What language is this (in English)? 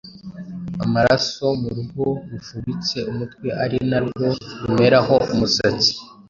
Kinyarwanda